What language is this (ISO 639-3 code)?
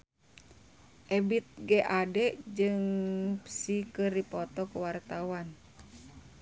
sun